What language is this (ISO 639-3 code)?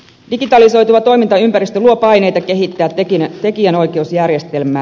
fin